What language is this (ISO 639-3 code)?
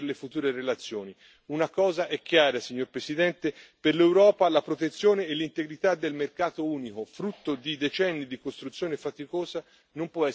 ita